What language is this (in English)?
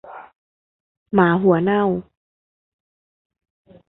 Thai